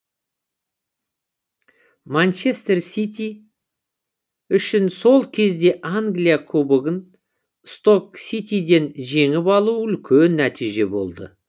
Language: Kazakh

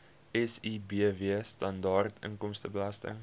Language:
Afrikaans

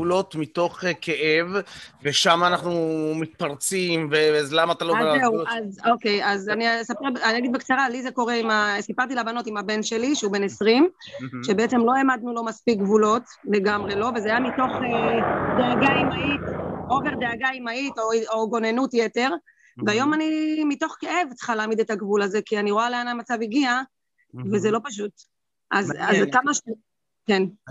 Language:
Hebrew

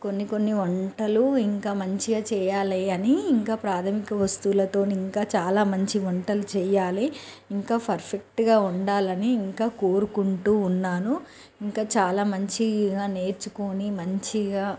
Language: Telugu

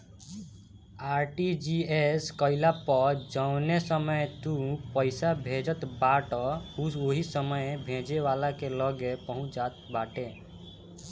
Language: Bhojpuri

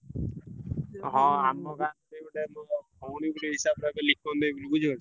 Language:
Odia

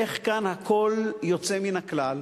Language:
Hebrew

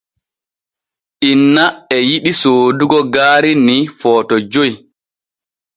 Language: Borgu Fulfulde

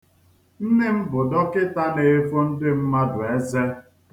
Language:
Igbo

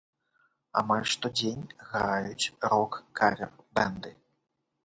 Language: Belarusian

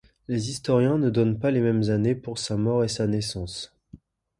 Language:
French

